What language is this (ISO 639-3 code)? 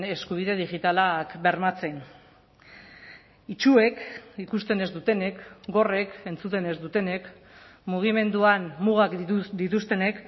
eus